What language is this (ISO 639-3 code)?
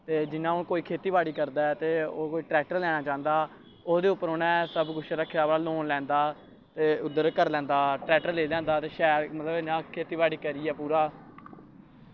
doi